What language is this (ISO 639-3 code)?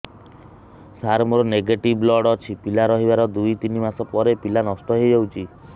ori